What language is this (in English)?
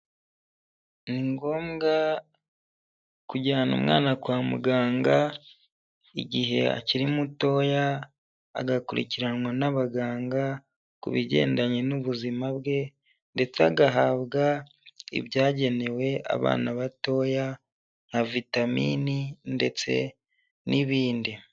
Kinyarwanda